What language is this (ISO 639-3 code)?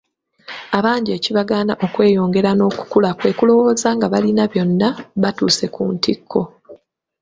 lug